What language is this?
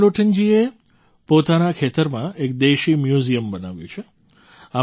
Gujarati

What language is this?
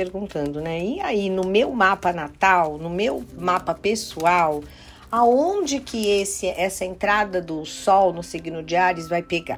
Portuguese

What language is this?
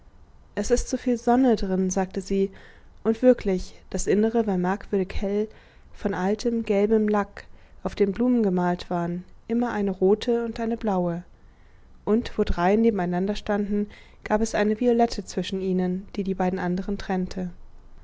German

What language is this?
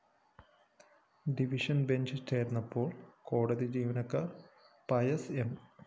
Malayalam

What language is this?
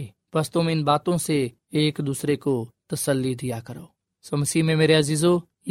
Urdu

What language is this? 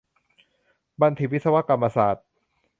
Thai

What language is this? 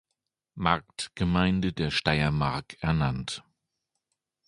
German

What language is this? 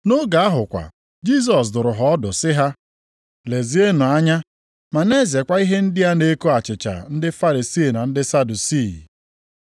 Igbo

